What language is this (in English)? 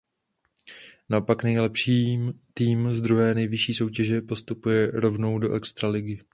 Czech